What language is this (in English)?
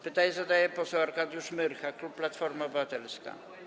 Polish